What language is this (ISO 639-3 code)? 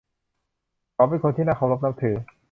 tha